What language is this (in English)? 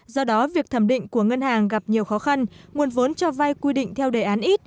Vietnamese